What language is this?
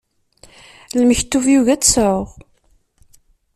Kabyle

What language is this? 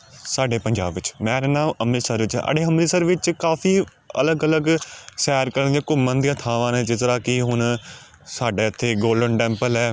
Punjabi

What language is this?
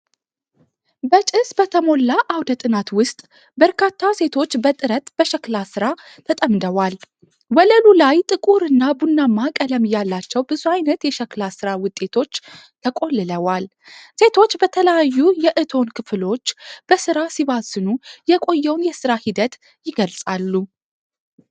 Amharic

